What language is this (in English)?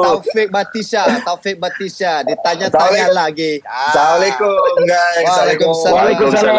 Malay